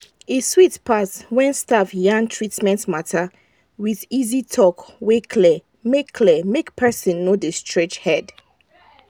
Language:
Nigerian Pidgin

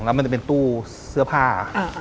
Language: Thai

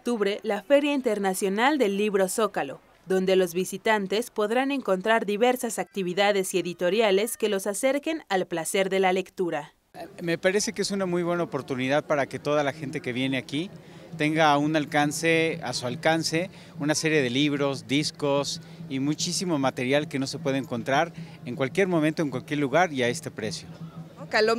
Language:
Spanish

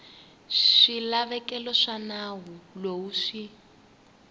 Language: Tsonga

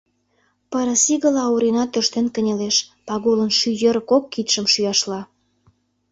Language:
Mari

